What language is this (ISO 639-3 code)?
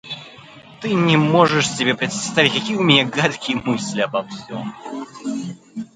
rus